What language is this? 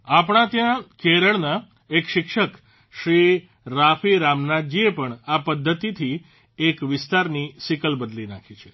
Gujarati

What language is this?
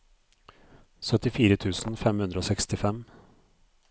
Norwegian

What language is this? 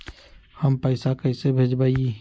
Magahi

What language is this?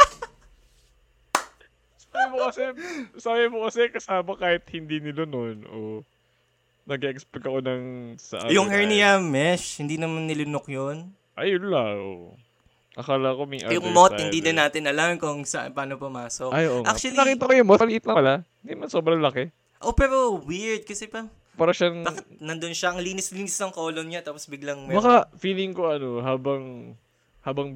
Filipino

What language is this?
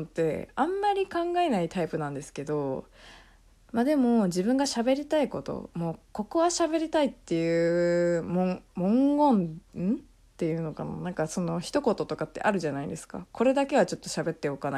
Japanese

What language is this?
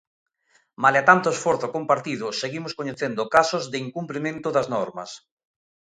Galician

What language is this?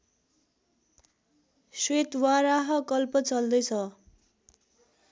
Nepali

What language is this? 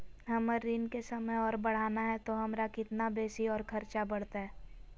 Magahi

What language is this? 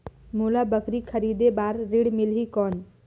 Chhattisgarhi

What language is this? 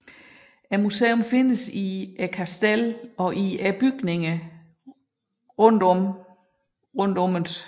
Danish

